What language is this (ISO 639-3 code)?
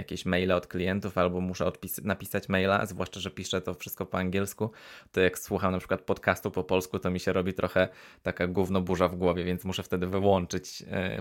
pol